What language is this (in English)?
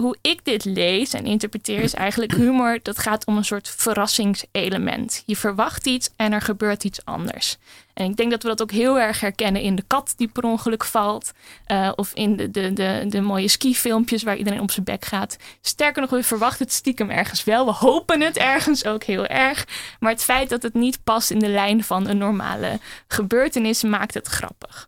Dutch